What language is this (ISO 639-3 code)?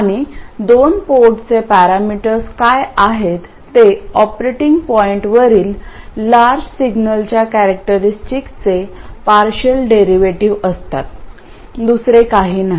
mar